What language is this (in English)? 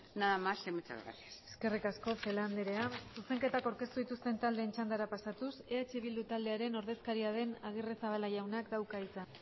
Basque